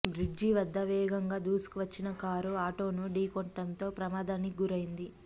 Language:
Telugu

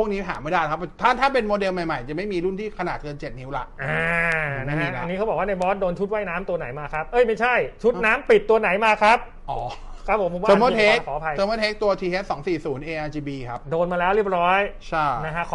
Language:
Thai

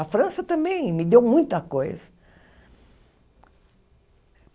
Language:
Portuguese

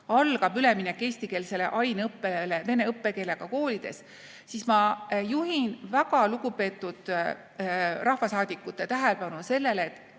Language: Estonian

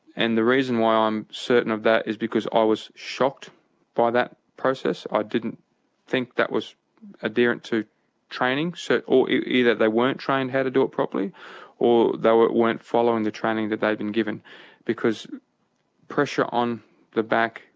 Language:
English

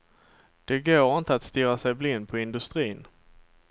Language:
Swedish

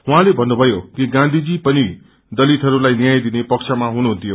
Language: Nepali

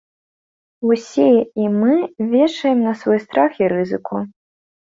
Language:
Belarusian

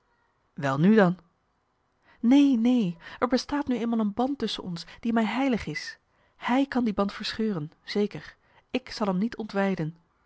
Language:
Dutch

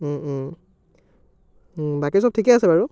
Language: Assamese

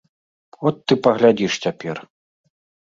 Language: Belarusian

